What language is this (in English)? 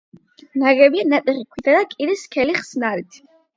Georgian